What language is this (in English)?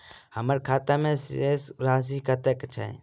Maithili